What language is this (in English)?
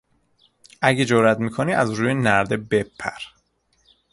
Persian